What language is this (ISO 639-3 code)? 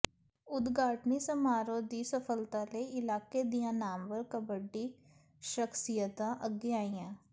pan